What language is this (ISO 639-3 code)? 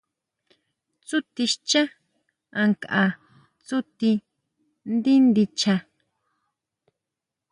mau